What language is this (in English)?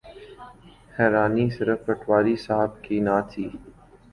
Urdu